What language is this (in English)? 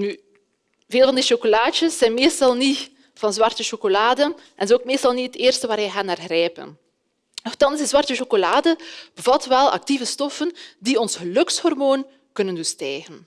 Dutch